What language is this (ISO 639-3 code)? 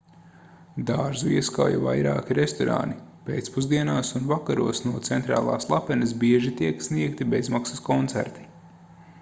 lav